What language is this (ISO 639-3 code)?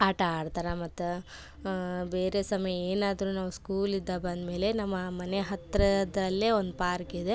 kan